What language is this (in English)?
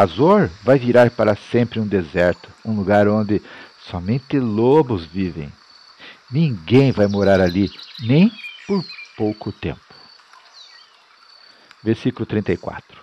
Portuguese